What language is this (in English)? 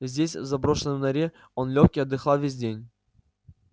Russian